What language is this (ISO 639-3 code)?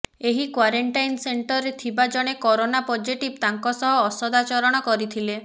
ori